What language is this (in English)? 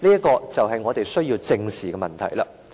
Cantonese